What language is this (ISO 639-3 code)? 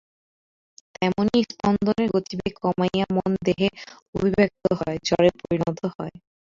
ben